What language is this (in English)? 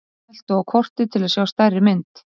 Icelandic